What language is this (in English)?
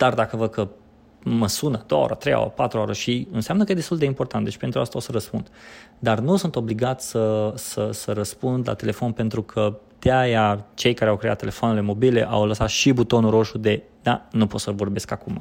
Romanian